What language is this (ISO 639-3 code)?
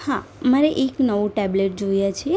guj